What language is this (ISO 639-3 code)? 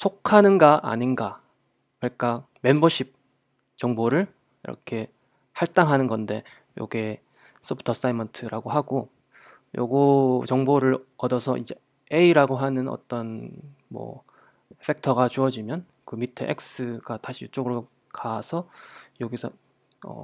kor